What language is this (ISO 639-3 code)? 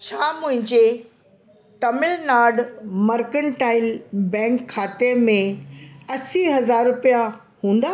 snd